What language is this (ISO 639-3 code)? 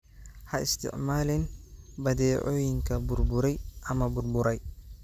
som